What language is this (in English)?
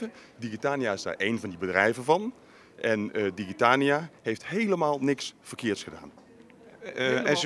Dutch